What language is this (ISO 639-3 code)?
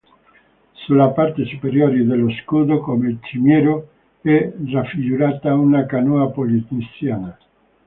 ita